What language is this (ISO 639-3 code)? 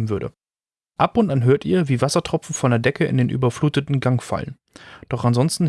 deu